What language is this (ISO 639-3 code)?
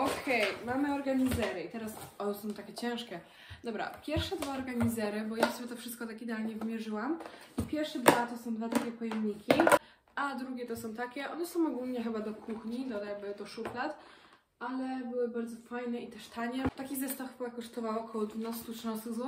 pol